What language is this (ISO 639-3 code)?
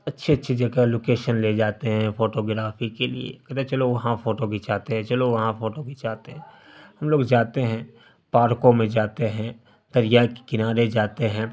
urd